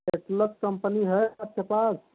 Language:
Hindi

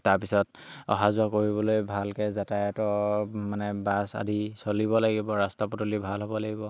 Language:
Assamese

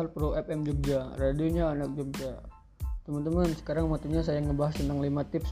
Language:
Indonesian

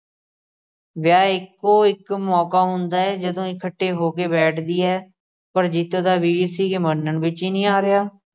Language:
Punjabi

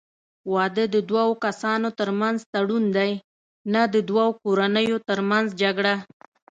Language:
Pashto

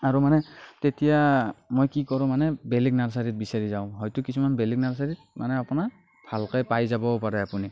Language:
Assamese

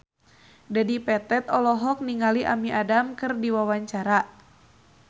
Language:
Sundanese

